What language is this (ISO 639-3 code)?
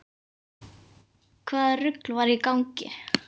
isl